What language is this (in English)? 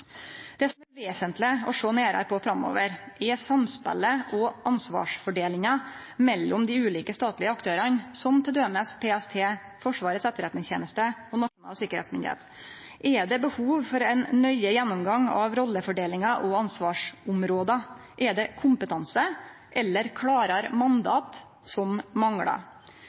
Norwegian Nynorsk